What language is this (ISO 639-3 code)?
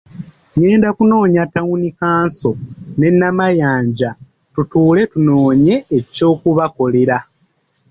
lug